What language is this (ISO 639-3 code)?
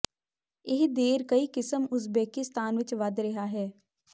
pan